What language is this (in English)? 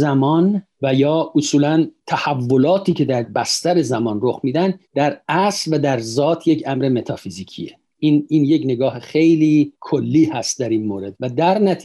Persian